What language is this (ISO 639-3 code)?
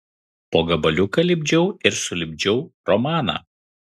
lit